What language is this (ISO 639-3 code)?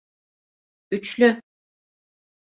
tur